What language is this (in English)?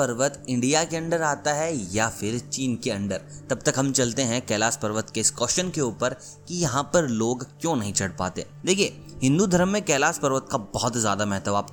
Hindi